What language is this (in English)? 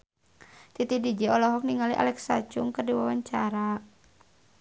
Sundanese